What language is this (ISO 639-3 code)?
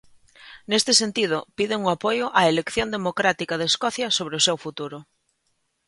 glg